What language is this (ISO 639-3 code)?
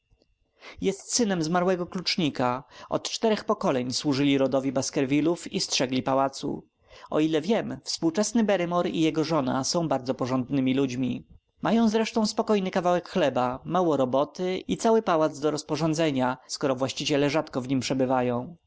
pol